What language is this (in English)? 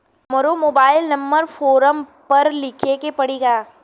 Bhojpuri